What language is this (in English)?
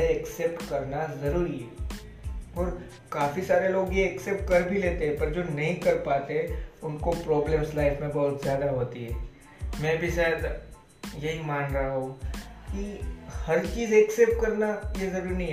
Hindi